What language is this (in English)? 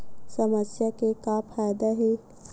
Chhattisgarhi